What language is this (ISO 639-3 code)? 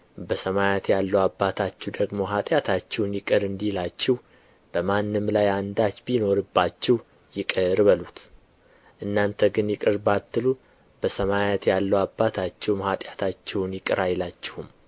amh